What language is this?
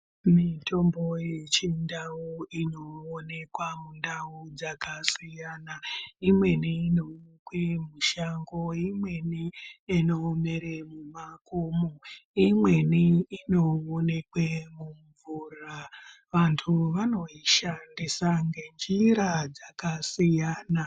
Ndau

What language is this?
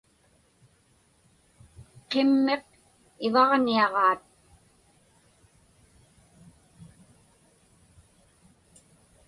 Inupiaq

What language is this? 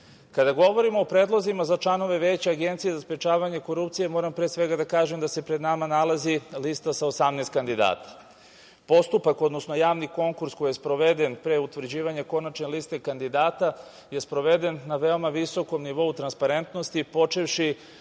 Serbian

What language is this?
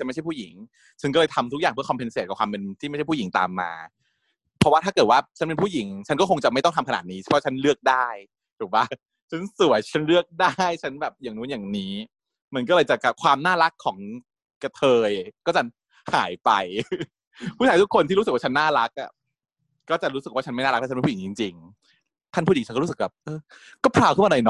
Thai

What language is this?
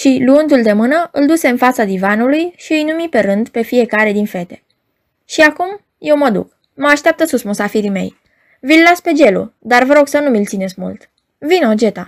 Romanian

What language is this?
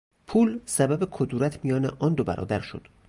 Persian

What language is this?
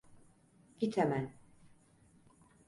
Turkish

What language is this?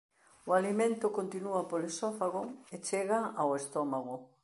Galician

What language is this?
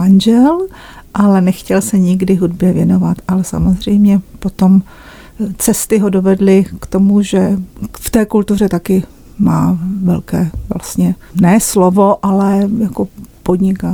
Czech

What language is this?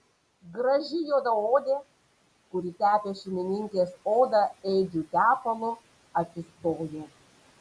Lithuanian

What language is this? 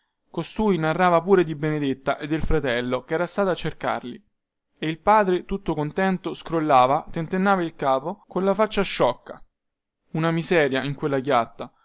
Italian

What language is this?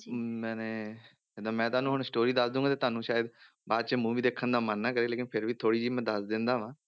Punjabi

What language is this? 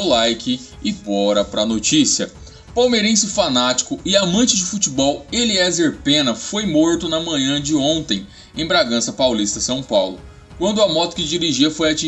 Portuguese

